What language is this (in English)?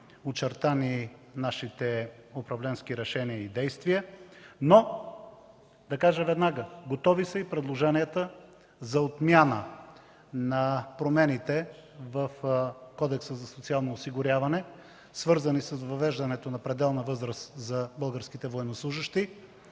Bulgarian